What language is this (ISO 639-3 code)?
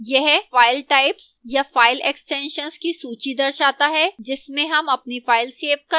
hin